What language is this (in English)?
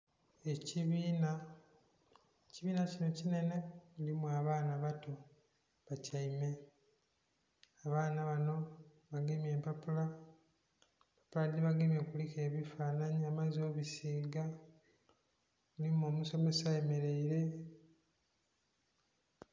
Soga